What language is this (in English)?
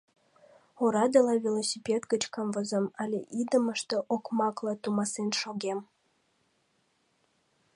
Mari